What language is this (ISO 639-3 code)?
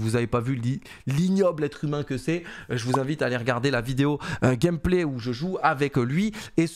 fra